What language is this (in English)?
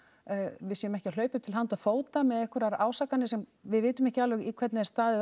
Icelandic